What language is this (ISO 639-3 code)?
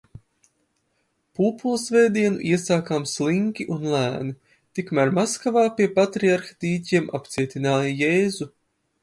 lav